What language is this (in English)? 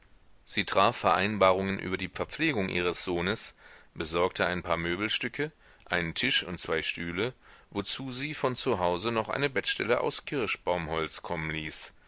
German